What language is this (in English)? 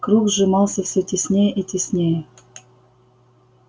Russian